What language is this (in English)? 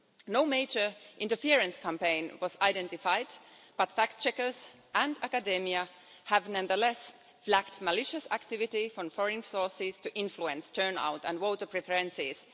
English